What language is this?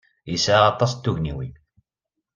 Kabyle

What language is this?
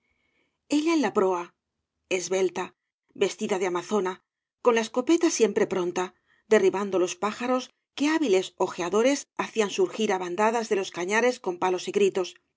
Spanish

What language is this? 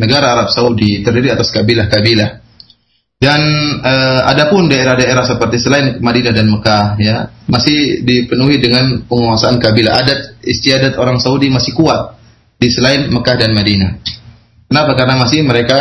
Malay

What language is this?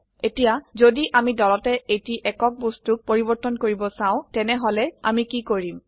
Assamese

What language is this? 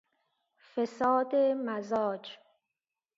Persian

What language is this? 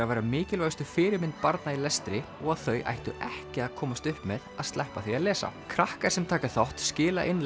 Icelandic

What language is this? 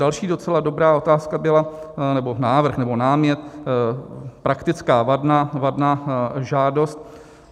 Czech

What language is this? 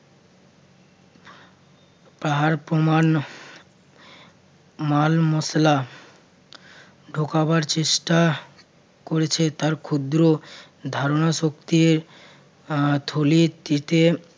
Bangla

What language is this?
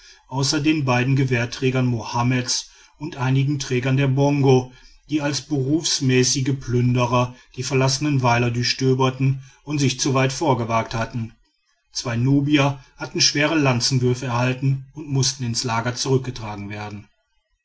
German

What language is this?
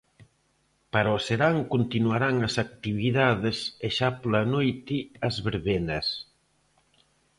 Galician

